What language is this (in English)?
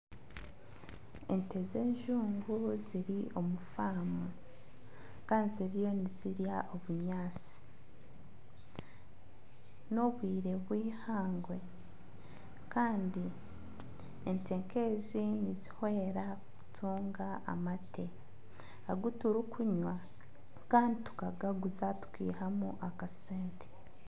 Nyankole